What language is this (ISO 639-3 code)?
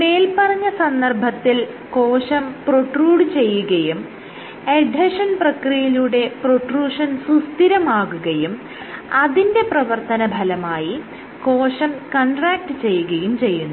mal